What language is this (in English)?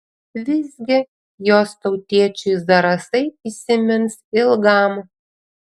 Lithuanian